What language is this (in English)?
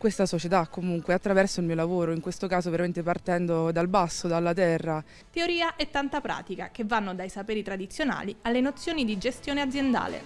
Italian